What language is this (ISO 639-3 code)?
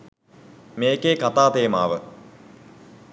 sin